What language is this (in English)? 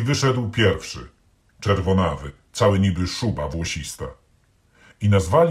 Polish